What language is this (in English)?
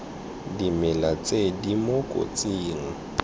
Tswana